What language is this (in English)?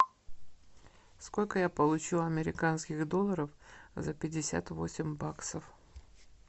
Russian